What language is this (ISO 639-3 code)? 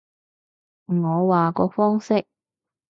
yue